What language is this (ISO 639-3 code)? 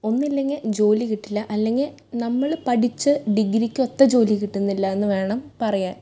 mal